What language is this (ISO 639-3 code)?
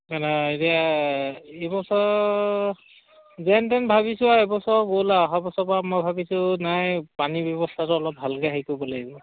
asm